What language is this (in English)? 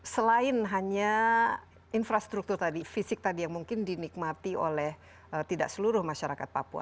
Indonesian